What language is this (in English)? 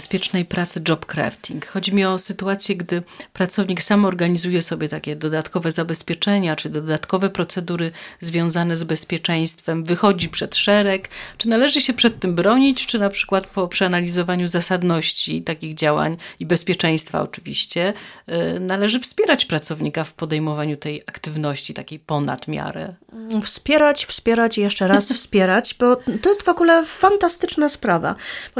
Polish